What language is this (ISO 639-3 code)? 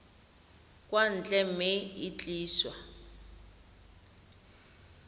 tsn